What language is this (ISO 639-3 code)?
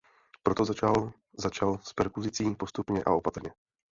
ces